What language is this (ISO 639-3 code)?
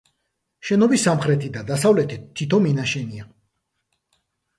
kat